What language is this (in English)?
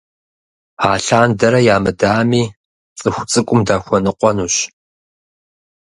Kabardian